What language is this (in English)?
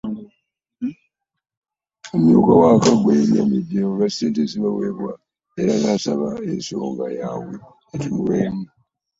Ganda